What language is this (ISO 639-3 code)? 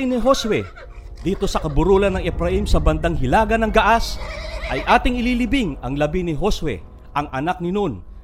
fil